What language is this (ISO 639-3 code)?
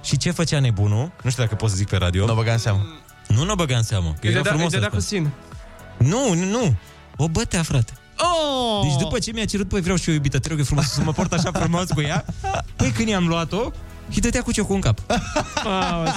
ron